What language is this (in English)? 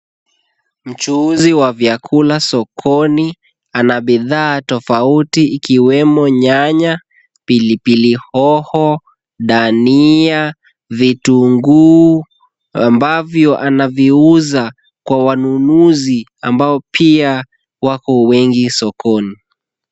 Swahili